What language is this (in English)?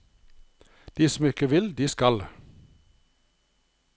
Norwegian